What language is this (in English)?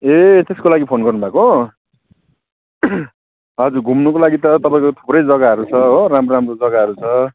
Nepali